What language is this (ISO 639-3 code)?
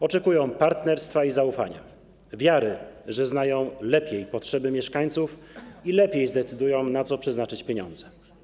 pol